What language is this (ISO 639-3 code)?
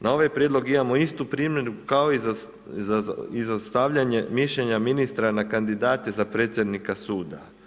hrv